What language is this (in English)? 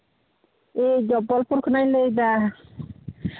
Santali